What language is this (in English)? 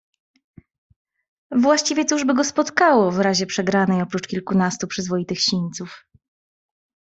Polish